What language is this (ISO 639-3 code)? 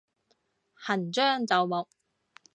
yue